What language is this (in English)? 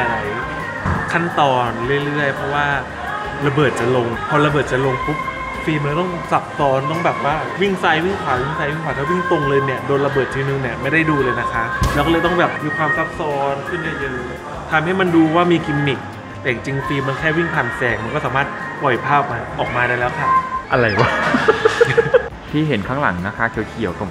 Thai